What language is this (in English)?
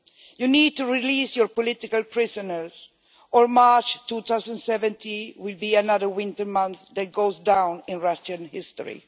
English